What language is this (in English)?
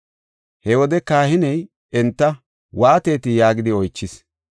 Gofa